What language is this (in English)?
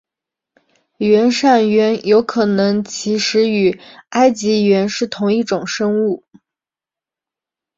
Chinese